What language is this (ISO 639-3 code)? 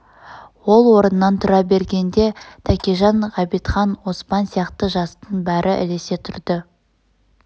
kaz